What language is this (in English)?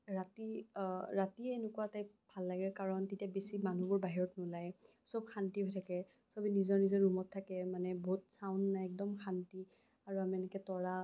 Assamese